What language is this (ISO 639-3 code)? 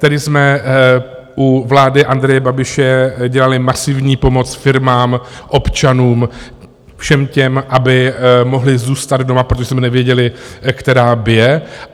ces